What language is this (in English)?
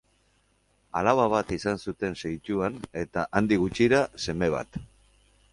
Basque